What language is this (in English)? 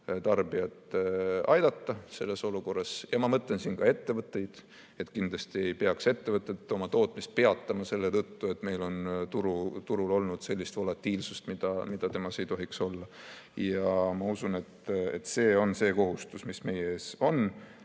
Estonian